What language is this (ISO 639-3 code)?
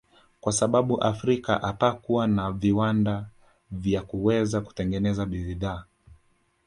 swa